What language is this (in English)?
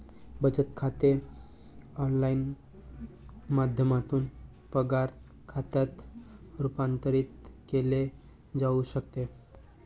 Marathi